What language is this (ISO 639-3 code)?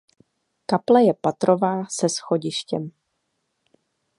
ces